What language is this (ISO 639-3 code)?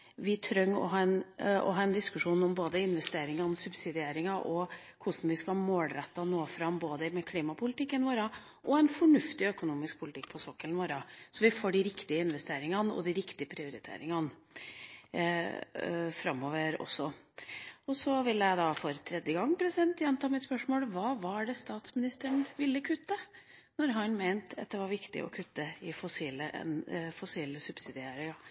nob